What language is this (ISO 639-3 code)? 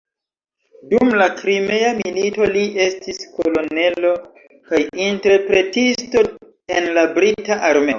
epo